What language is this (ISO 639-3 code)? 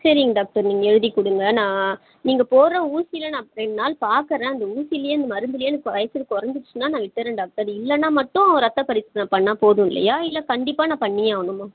tam